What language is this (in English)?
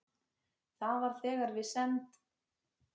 Icelandic